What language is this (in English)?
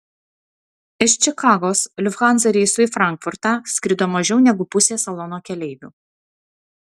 Lithuanian